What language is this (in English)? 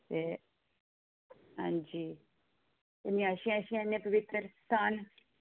Dogri